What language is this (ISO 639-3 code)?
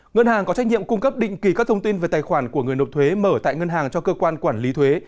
vie